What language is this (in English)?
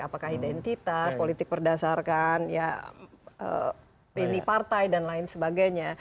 Indonesian